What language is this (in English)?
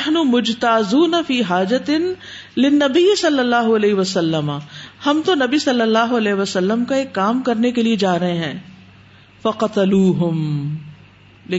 Urdu